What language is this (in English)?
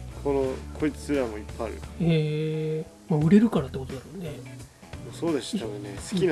Japanese